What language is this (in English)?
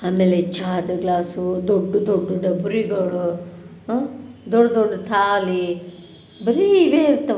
Kannada